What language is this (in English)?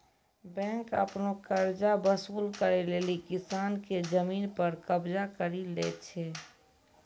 Maithili